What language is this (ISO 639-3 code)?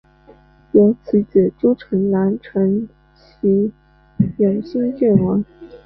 zho